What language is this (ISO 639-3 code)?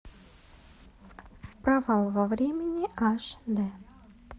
rus